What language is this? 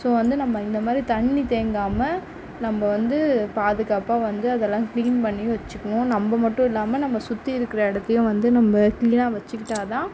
Tamil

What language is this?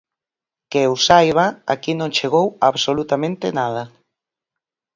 Galician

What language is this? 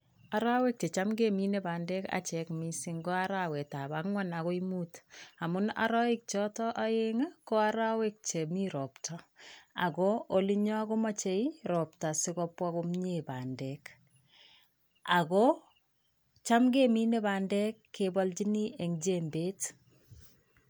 Kalenjin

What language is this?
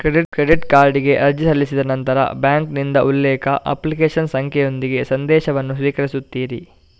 Kannada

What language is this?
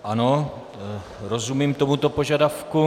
Czech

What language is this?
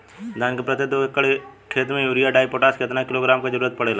Bhojpuri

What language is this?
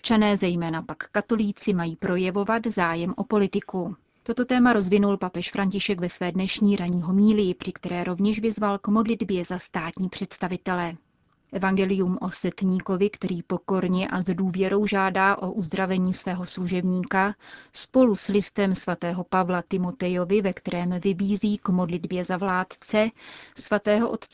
Czech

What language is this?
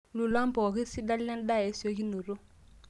Masai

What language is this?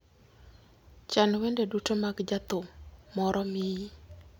Luo (Kenya and Tanzania)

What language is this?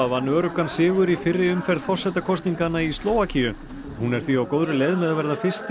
Icelandic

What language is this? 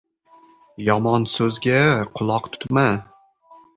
Uzbek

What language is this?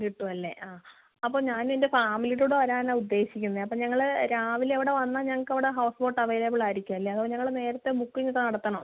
Malayalam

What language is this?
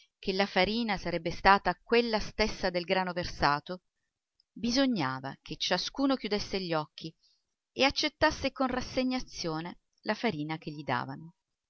Italian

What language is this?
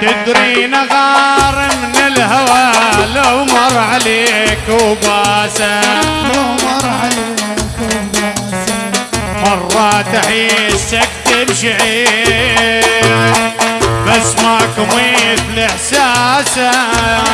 Arabic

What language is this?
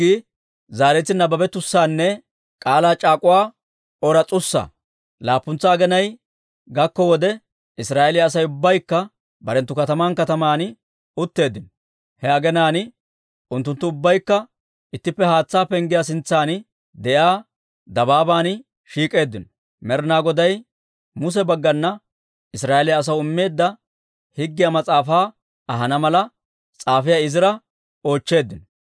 Dawro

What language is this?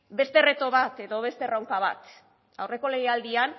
Basque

